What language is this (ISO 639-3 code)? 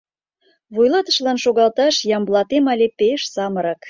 chm